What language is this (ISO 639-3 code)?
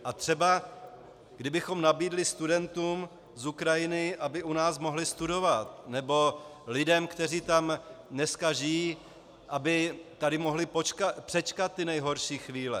ces